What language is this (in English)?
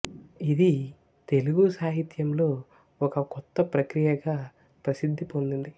Telugu